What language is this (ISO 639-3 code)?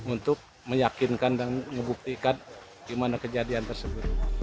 ind